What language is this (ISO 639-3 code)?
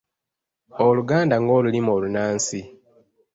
lug